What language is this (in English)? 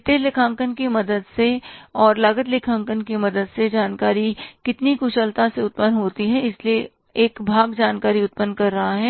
Hindi